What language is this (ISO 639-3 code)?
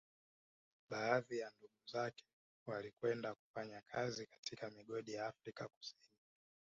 swa